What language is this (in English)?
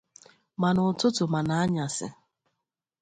Igbo